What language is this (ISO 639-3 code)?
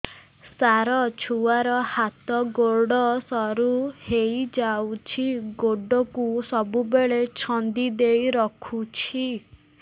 ori